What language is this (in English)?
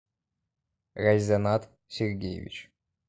Russian